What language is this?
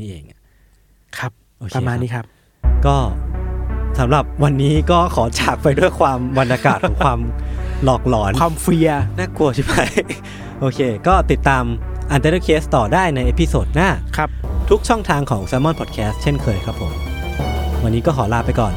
Thai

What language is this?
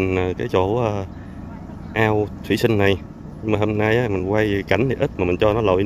Vietnamese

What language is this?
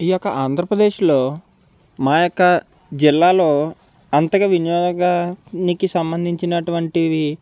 Telugu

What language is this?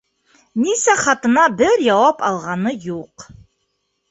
Bashkir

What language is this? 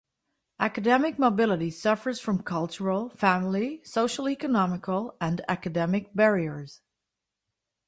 English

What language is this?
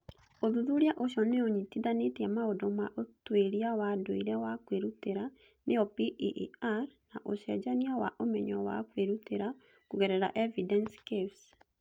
Kikuyu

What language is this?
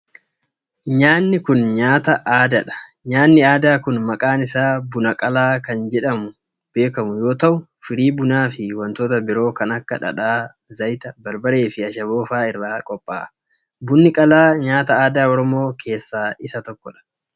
Oromo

